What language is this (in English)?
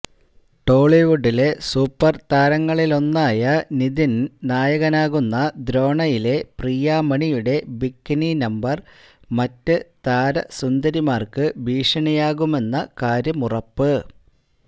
Malayalam